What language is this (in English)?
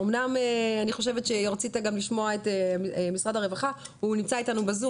Hebrew